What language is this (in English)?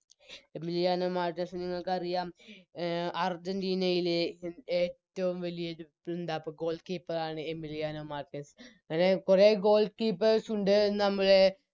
Malayalam